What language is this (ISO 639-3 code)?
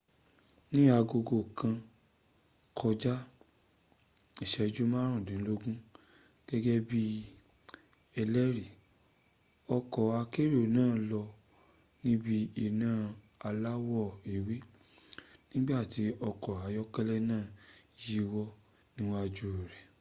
yor